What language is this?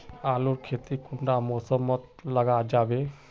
Magahi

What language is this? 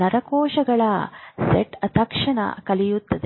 Kannada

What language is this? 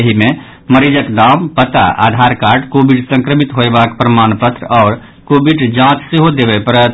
Maithili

